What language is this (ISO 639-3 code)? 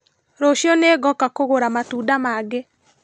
kik